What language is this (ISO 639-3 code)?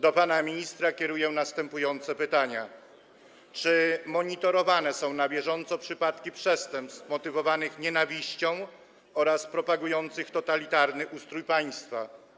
pol